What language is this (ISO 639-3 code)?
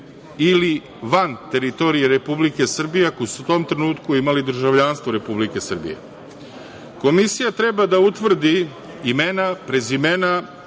srp